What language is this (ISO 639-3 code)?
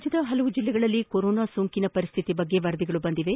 kan